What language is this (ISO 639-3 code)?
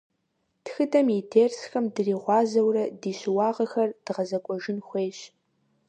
kbd